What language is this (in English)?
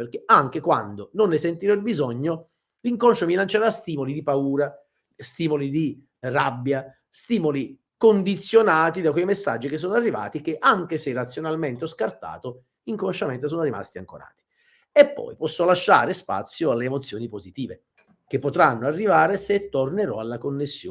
Italian